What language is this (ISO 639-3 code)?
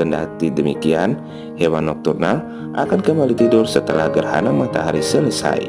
ind